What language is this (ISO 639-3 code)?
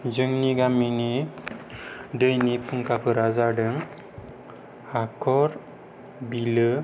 brx